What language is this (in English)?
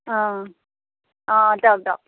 Assamese